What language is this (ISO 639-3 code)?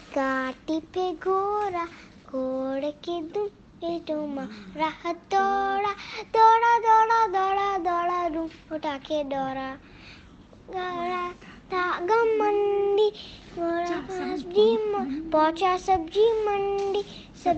guj